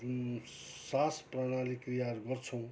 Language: Nepali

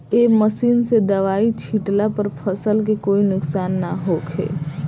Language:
Bhojpuri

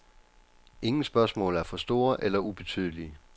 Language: Danish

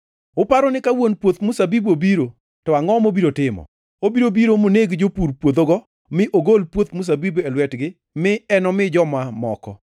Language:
Luo (Kenya and Tanzania)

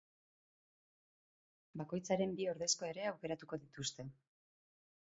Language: Basque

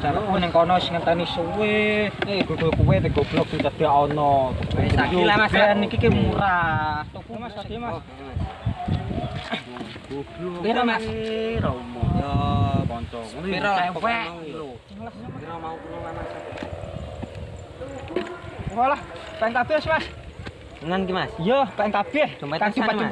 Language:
Indonesian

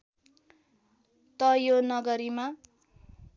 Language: Nepali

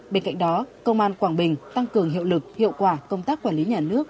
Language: Vietnamese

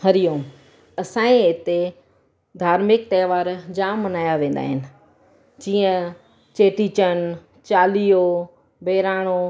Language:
Sindhi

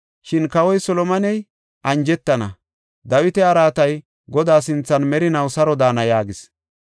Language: Gofa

